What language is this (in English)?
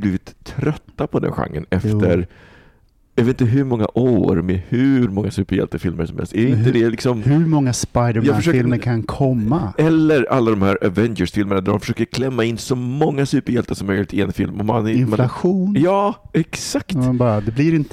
Swedish